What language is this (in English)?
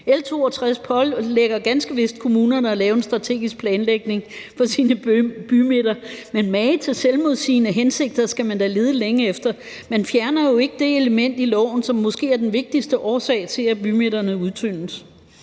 Danish